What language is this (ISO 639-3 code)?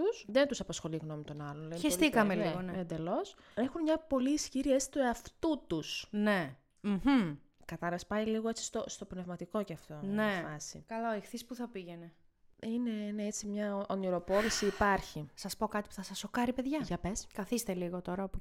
ell